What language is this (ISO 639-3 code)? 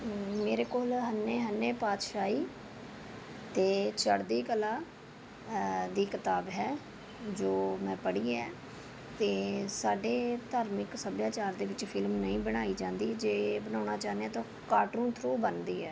pan